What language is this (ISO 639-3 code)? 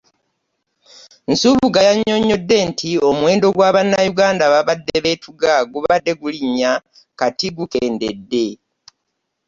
lug